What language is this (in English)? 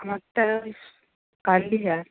Bangla